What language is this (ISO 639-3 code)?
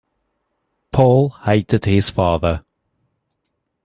eng